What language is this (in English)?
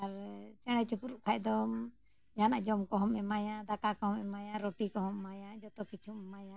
Santali